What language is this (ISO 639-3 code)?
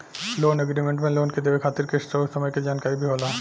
bho